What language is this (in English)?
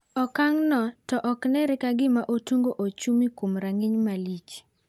Luo (Kenya and Tanzania)